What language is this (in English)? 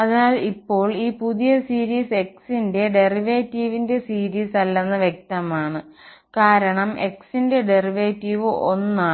Malayalam